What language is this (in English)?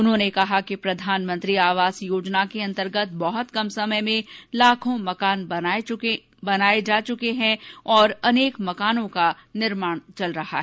Hindi